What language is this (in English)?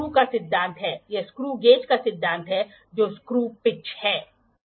Hindi